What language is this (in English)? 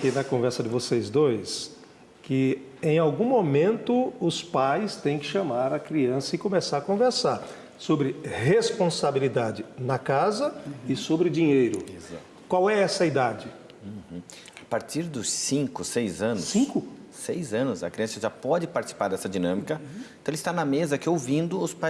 Portuguese